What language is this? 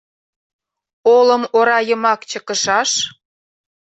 Mari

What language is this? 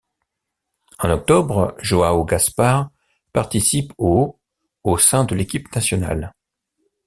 French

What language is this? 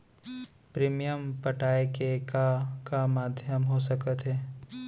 Chhattisgarhi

